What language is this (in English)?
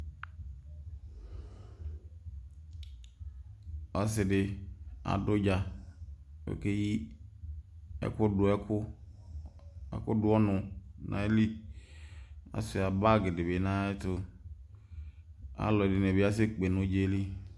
Ikposo